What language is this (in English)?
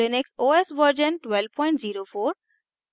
Hindi